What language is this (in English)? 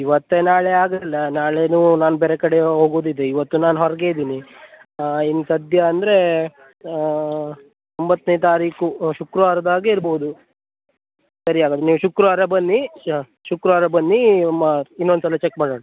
Kannada